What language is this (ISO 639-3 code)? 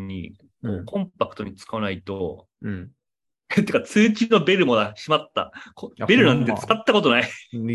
jpn